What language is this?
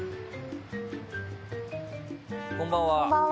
Japanese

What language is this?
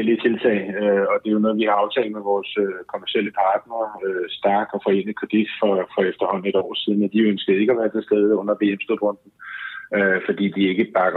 Danish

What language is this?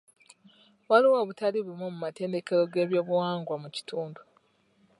Ganda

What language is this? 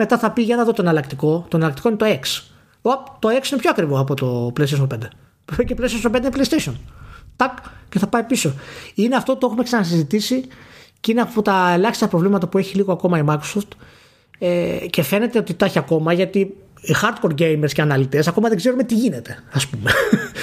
Greek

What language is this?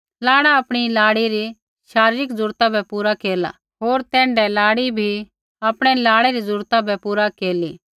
Kullu Pahari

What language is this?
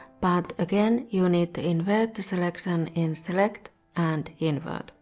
English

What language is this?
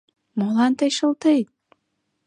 Mari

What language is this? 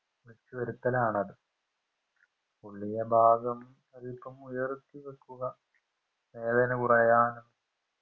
Malayalam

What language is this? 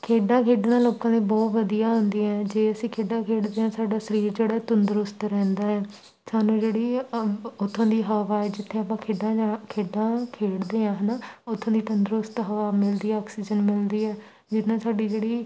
Punjabi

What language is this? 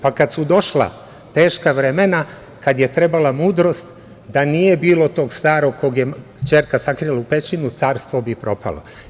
Serbian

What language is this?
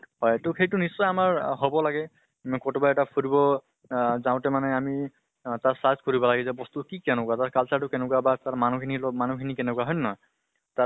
Assamese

